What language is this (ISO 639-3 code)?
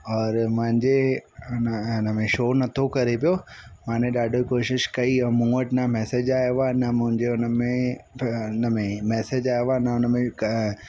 snd